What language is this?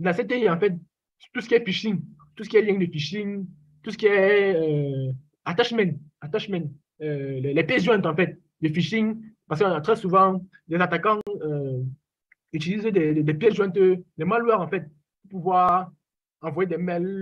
French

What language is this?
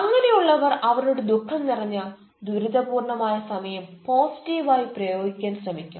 Malayalam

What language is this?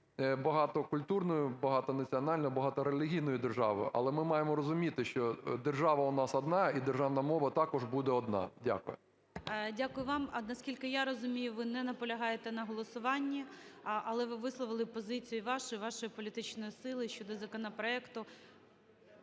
Ukrainian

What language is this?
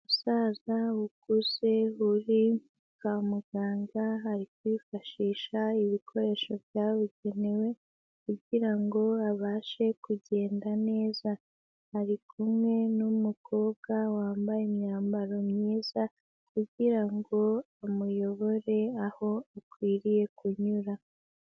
Kinyarwanda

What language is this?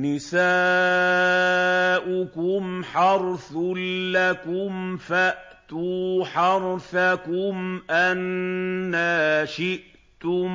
Arabic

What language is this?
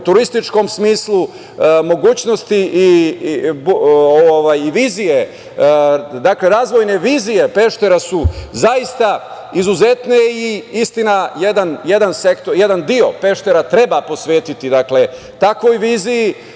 Serbian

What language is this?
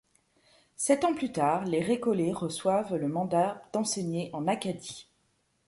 French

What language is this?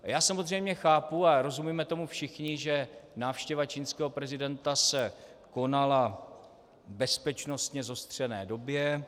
Czech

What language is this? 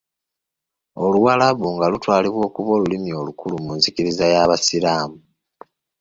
Ganda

